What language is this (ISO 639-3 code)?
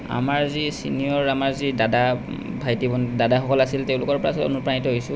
asm